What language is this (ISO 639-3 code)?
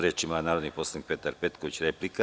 srp